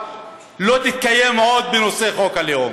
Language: Hebrew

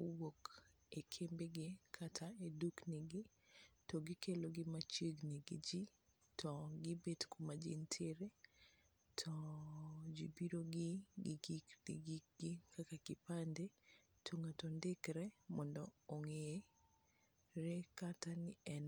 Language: Luo (Kenya and Tanzania)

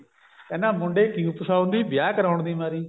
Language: Punjabi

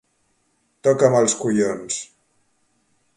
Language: Catalan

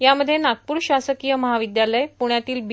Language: Marathi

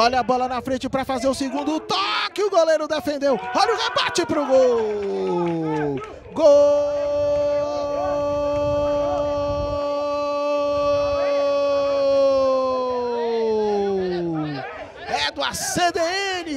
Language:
Portuguese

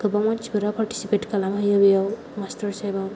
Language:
Bodo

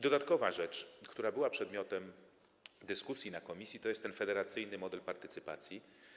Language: Polish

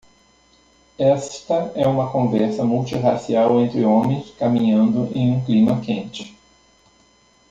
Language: Portuguese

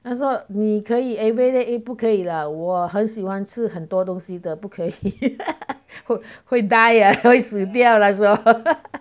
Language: English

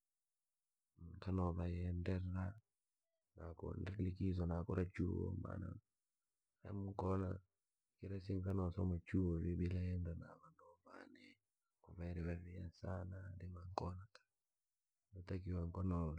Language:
Langi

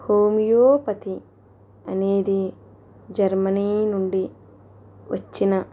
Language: Telugu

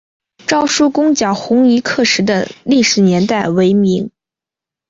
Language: Chinese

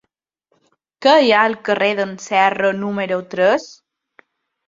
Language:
Catalan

